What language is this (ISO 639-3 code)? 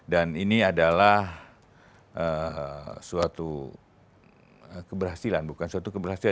ind